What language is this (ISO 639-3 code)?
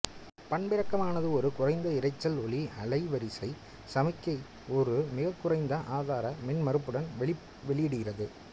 tam